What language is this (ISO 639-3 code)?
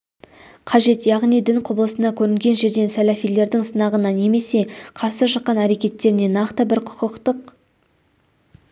kaz